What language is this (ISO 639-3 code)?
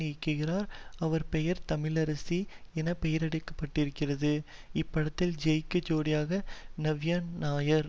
tam